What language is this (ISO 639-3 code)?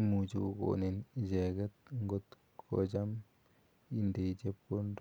kln